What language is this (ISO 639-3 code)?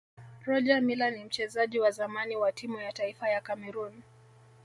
swa